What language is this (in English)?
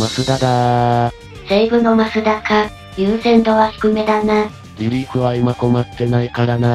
Japanese